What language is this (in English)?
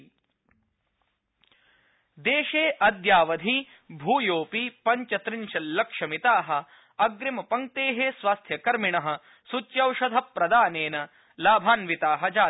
Sanskrit